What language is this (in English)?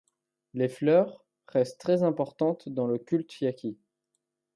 French